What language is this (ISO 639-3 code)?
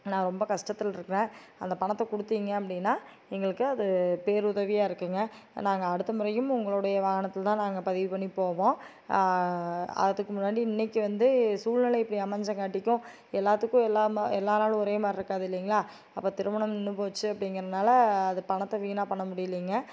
tam